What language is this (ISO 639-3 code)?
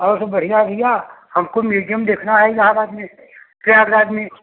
hin